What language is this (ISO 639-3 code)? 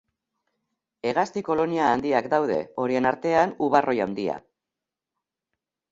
eus